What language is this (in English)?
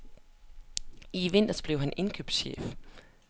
Danish